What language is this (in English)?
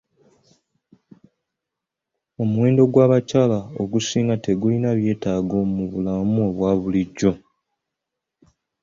Ganda